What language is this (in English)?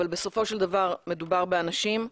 Hebrew